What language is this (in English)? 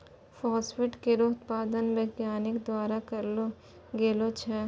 Maithili